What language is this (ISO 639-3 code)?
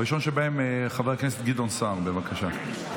heb